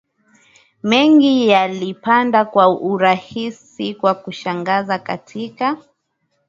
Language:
Swahili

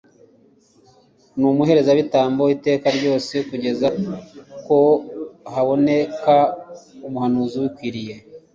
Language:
Kinyarwanda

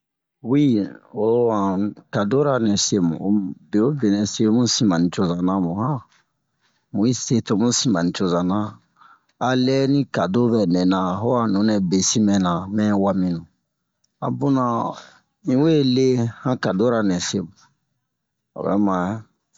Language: Bomu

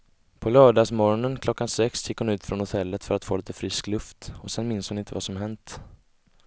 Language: Swedish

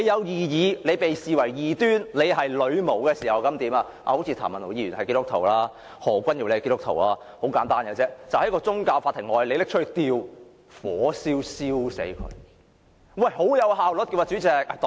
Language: Cantonese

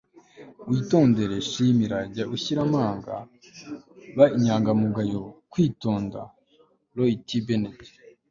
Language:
Kinyarwanda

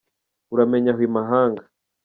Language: Kinyarwanda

